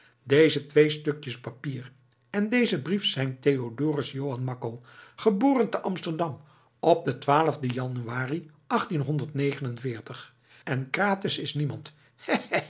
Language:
Dutch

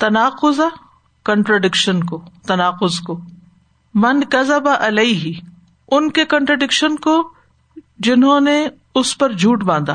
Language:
Urdu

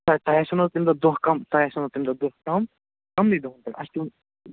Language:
Kashmiri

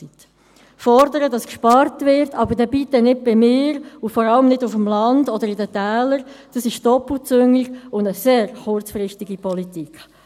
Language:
Swiss German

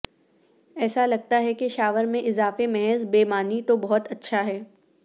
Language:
Urdu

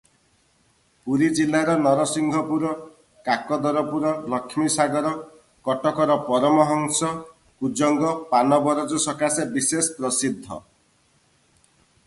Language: Odia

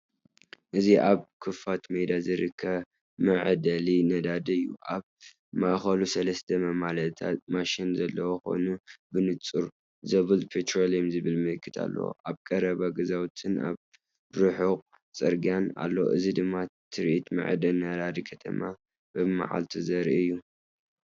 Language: Tigrinya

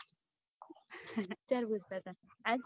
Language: Gujarati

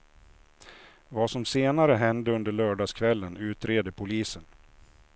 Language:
Swedish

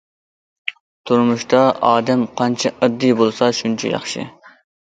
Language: Uyghur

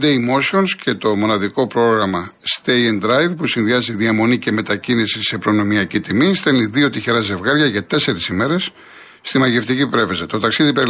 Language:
Greek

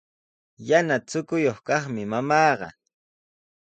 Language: Sihuas Ancash Quechua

